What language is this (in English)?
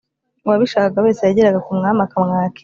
Kinyarwanda